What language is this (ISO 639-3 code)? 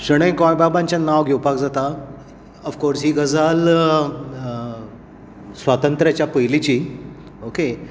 kok